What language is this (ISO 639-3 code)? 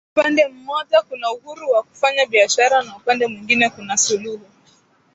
swa